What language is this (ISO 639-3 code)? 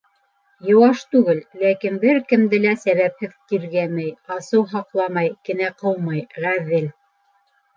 bak